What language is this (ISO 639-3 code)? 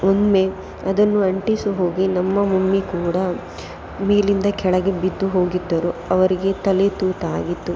kan